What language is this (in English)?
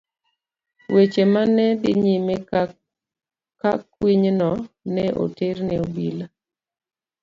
Luo (Kenya and Tanzania)